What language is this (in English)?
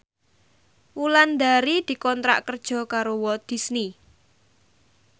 Javanese